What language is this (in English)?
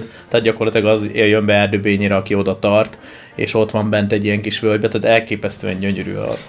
Hungarian